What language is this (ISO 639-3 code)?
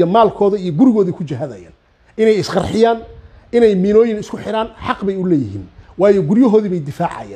ara